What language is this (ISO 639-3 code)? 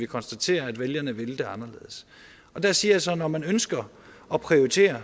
dan